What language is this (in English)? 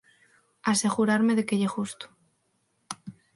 Galician